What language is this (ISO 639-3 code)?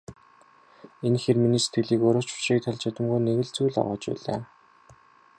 mon